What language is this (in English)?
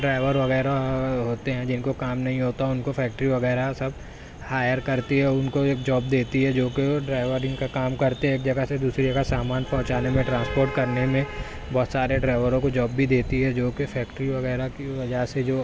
Urdu